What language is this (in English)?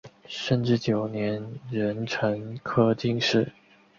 Chinese